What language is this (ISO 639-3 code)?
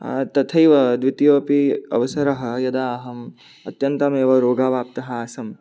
san